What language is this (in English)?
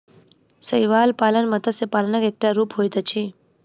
Maithili